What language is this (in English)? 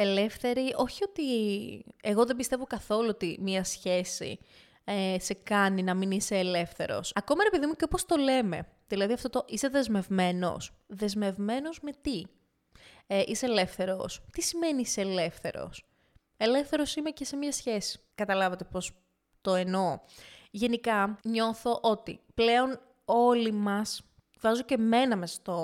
Greek